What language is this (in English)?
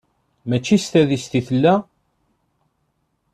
Kabyle